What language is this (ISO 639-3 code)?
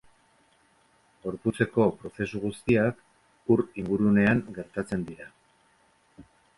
eus